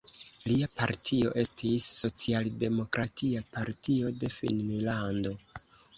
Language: Esperanto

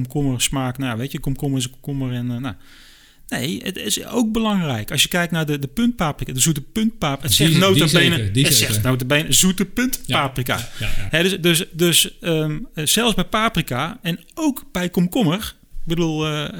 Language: Dutch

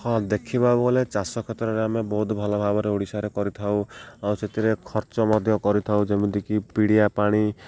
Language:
Odia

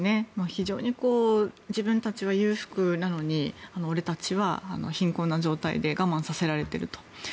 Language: Japanese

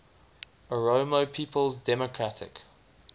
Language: English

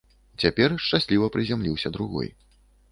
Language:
Belarusian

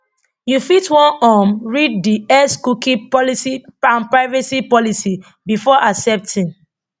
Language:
Nigerian Pidgin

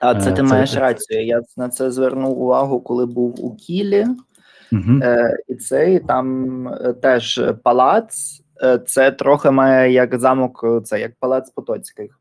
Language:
Ukrainian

